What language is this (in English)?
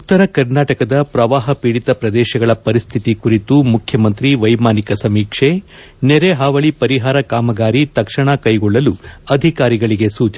Kannada